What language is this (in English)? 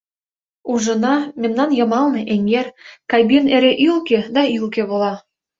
Mari